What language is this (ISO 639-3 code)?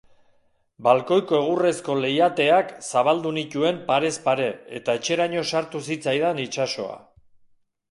eus